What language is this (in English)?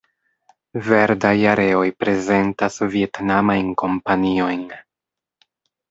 Esperanto